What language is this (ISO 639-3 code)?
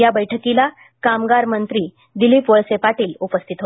mar